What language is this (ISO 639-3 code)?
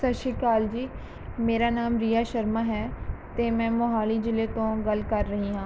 pan